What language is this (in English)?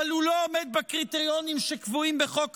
Hebrew